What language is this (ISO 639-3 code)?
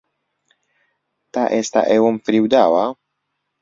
ckb